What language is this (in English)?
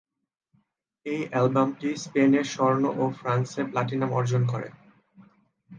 Bangla